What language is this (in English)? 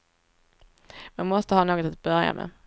Swedish